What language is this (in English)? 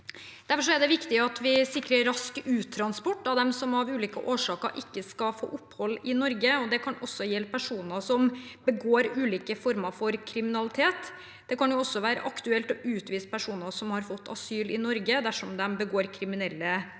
Norwegian